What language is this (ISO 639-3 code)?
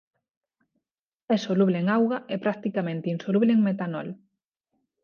glg